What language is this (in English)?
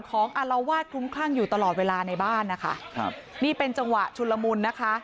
Thai